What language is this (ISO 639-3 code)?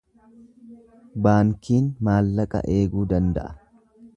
orm